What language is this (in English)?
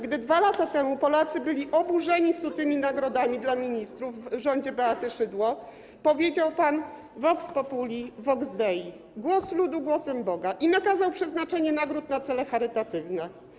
Polish